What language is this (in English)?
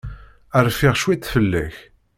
Kabyle